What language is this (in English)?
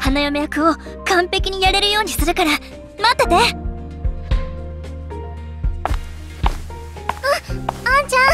Japanese